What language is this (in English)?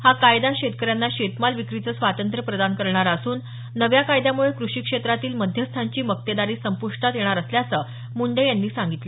Marathi